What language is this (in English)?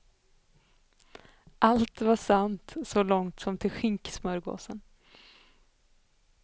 Swedish